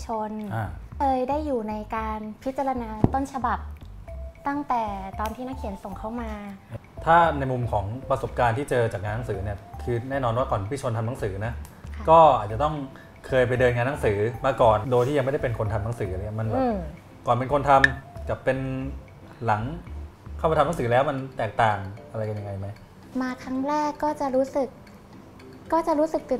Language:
Thai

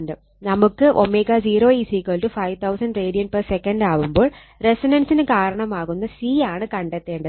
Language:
Malayalam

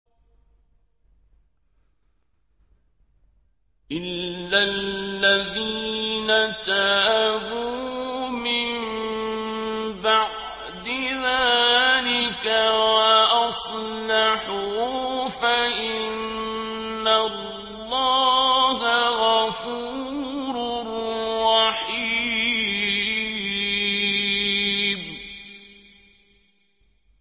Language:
Arabic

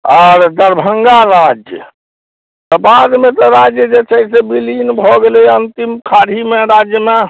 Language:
Maithili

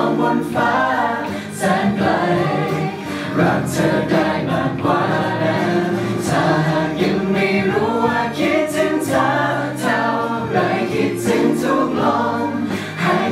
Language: Thai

